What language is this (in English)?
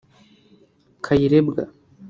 Kinyarwanda